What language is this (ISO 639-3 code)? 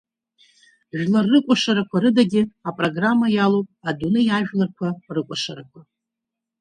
abk